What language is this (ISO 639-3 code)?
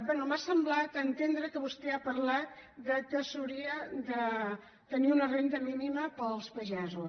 cat